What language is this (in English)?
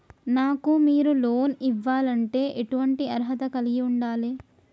Telugu